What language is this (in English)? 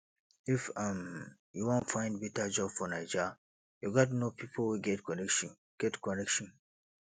Nigerian Pidgin